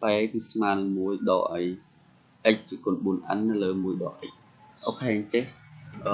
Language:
Vietnamese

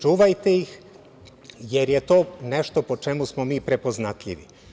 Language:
Serbian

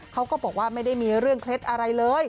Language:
Thai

